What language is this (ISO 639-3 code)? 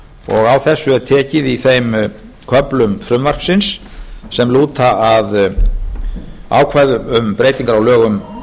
isl